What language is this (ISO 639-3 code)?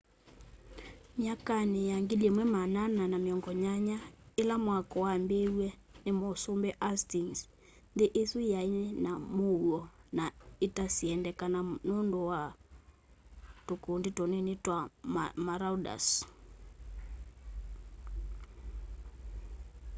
kam